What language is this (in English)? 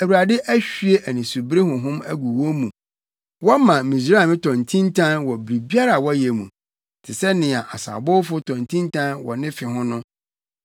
Akan